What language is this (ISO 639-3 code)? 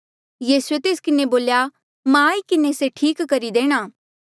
mjl